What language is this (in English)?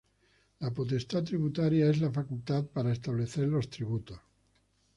Spanish